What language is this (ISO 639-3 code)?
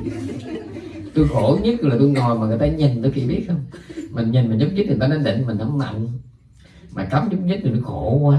vie